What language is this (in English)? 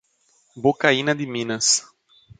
Portuguese